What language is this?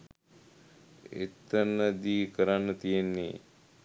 Sinhala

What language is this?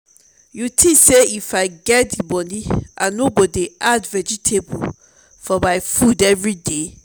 Nigerian Pidgin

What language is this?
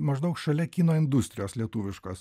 Lithuanian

